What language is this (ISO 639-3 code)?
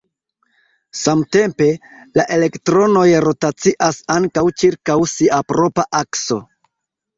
epo